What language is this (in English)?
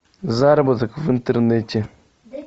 Russian